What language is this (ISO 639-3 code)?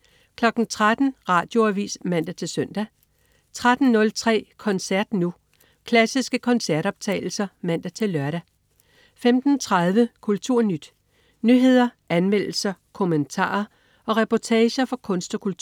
dan